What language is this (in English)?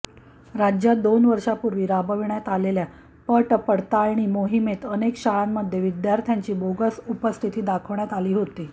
Marathi